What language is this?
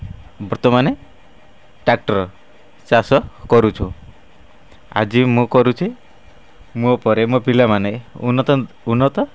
Odia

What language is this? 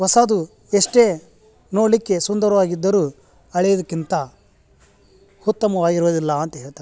Kannada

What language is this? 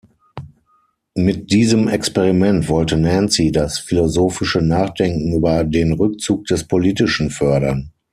German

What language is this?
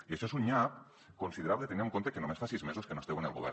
Catalan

